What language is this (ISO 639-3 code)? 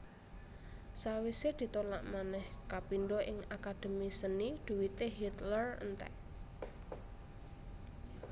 jav